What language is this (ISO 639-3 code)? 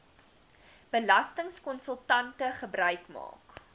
afr